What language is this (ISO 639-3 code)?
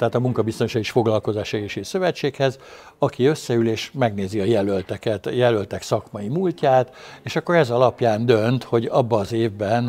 hun